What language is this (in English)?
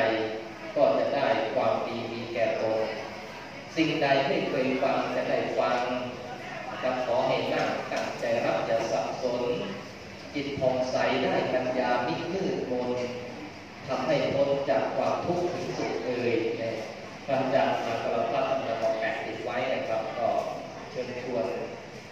Thai